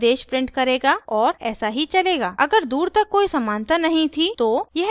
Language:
Hindi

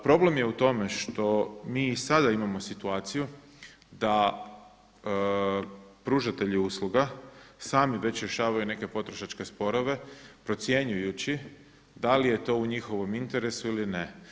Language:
Croatian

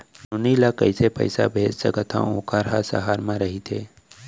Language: Chhattisgarhi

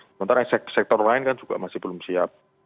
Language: Indonesian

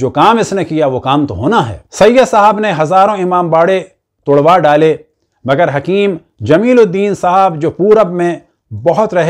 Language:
Hindi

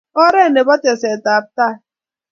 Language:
Kalenjin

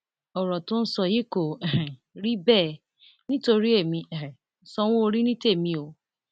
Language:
Yoruba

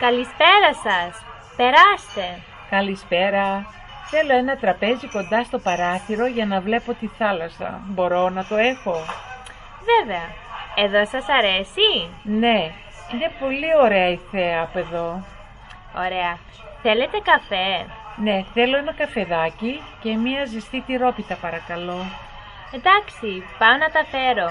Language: Greek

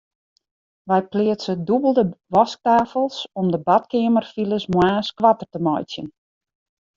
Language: Western Frisian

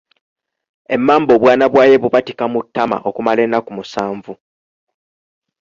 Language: Ganda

